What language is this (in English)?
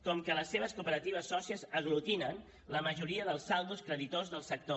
Catalan